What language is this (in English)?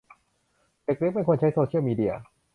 Thai